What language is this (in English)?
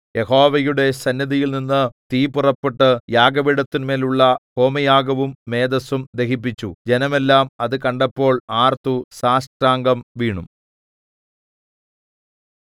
Malayalam